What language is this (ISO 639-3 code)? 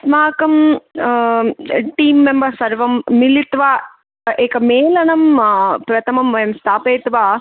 san